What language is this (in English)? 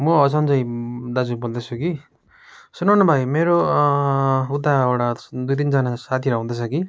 Nepali